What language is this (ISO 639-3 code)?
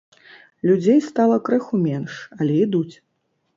bel